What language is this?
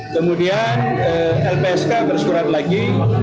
Indonesian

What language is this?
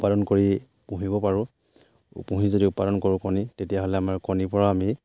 Assamese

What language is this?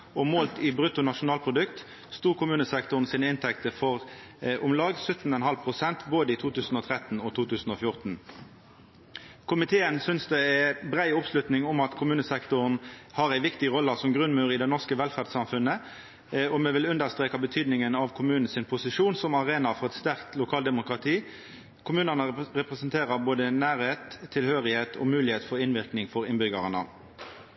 Norwegian Nynorsk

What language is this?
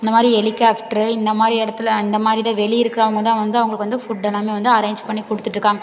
Tamil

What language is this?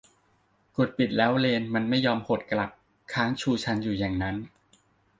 Thai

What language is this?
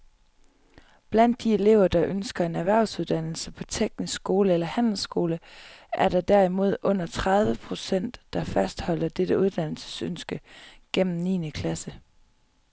Danish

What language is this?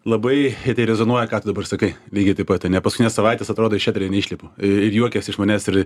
Lithuanian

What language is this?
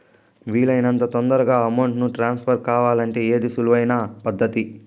Telugu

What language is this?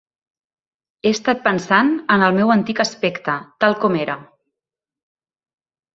Catalan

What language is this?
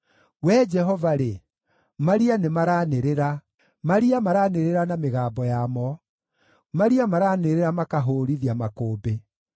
Kikuyu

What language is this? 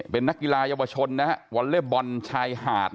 Thai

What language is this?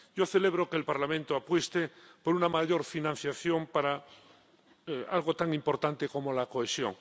Spanish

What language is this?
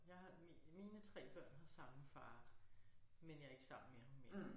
Danish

